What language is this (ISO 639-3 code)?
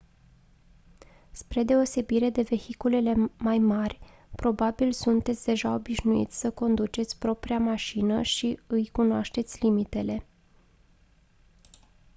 ron